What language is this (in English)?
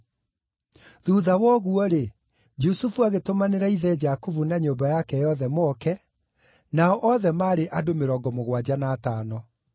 Kikuyu